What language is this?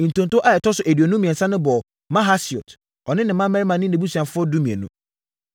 Akan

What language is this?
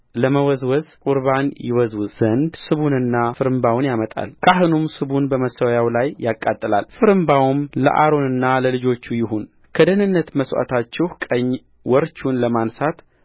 Amharic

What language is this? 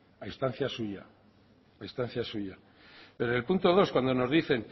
Spanish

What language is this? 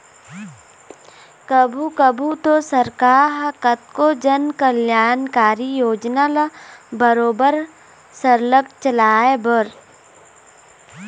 Chhattisgarhi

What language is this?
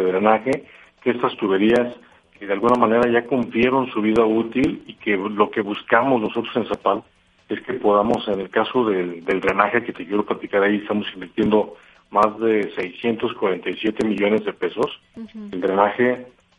Spanish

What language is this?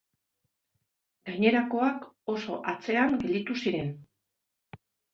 Basque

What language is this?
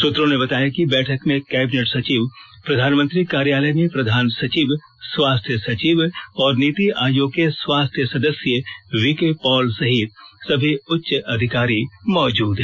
Hindi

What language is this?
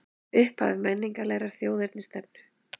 Icelandic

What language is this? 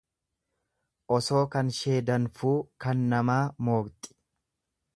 Oromo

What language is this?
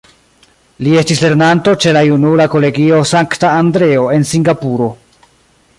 Esperanto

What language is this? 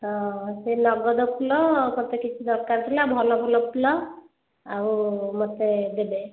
Odia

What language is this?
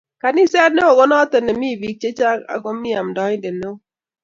Kalenjin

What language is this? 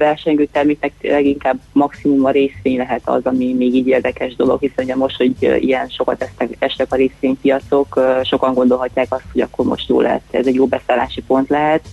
Hungarian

